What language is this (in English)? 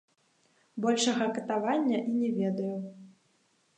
Belarusian